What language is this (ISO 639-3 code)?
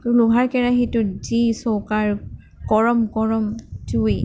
asm